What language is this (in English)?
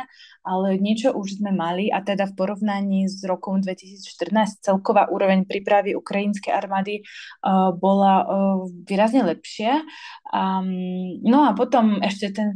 Slovak